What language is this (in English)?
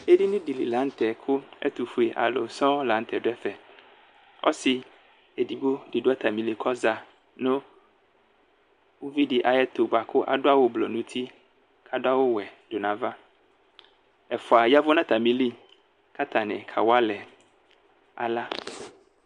Ikposo